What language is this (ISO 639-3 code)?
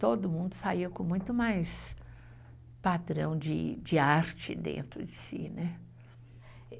por